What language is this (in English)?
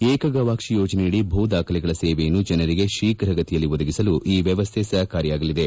Kannada